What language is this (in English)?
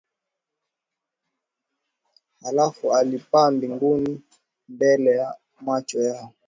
Swahili